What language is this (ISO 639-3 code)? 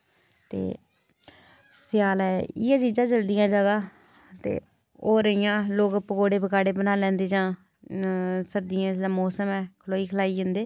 doi